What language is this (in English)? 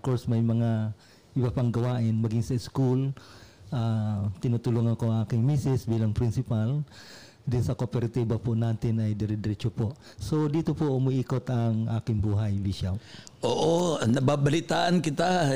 Filipino